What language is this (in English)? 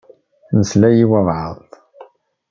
Kabyle